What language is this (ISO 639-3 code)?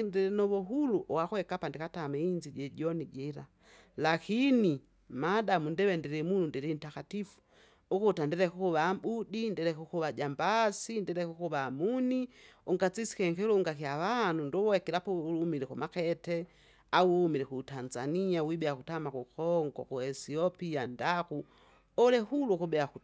zga